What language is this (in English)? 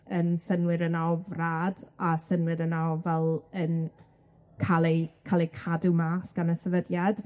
Welsh